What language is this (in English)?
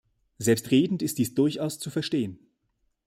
German